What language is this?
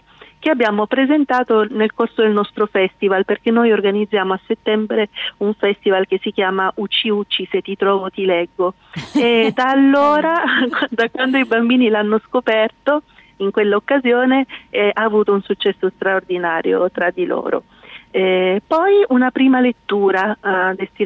Italian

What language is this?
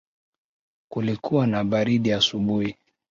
Swahili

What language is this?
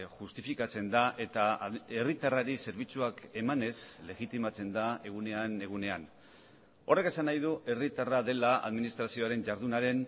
Basque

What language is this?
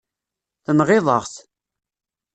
Kabyle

